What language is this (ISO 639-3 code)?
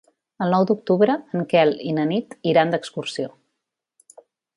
cat